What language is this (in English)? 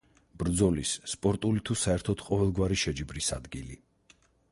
Georgian